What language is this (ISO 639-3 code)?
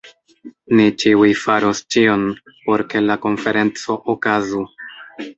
epo